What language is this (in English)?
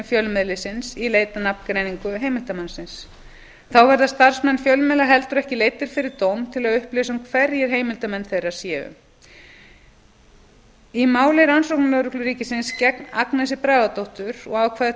Icelandic